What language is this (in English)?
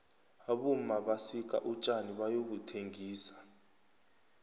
South Ndebele